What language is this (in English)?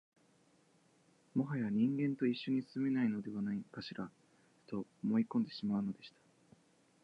Japanese